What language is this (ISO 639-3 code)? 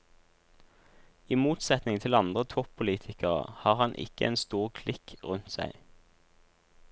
nor